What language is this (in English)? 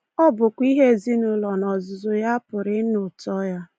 Igbo